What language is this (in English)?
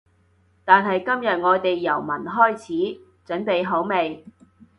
Cantonese